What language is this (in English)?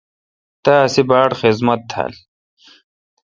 Kalkoti